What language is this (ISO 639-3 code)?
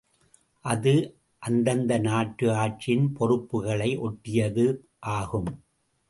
tam